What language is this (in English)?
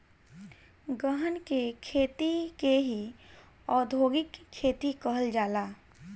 Bhojpuri